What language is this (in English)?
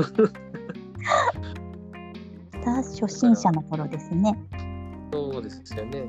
Japanese